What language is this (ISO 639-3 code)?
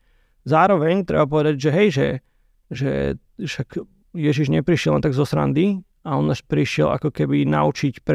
slk